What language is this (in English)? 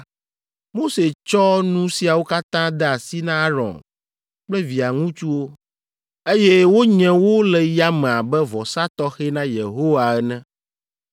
Ewe